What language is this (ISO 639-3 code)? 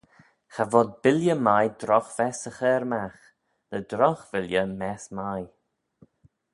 glv